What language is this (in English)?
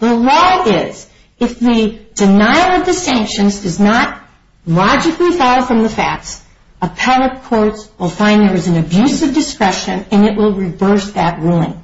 English